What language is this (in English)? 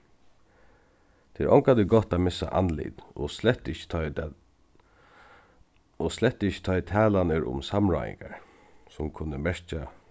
Faroese